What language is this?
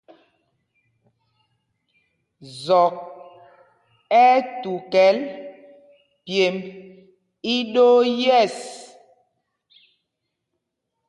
Mpumpong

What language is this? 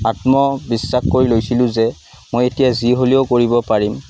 Assamese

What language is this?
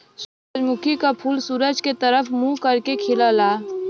Bhojpuri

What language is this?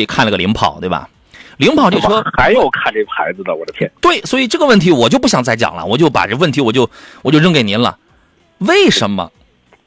Chinese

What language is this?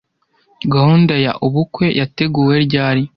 Kinyarwanda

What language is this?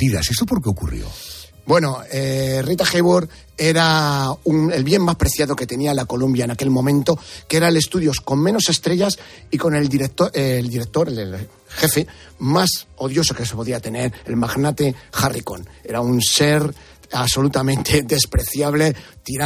Spanish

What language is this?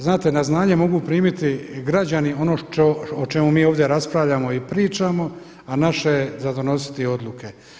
Croatian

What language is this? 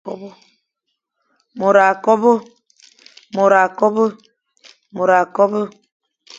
Fang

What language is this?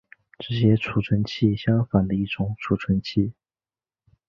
Chinese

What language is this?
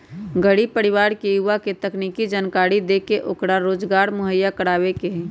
Magahi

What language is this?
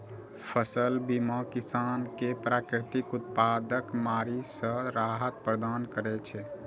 Maithili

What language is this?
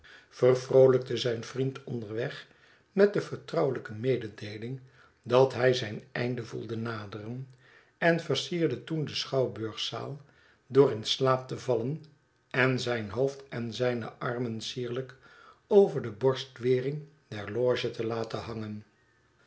Dutch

